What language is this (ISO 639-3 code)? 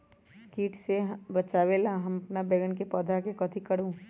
mag